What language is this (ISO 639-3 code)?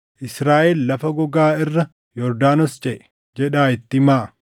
orm